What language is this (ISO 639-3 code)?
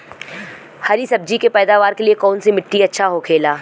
bho